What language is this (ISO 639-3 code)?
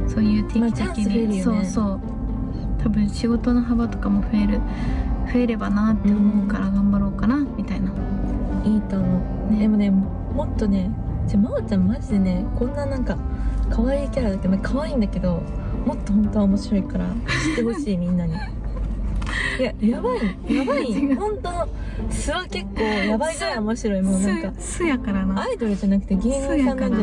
jpn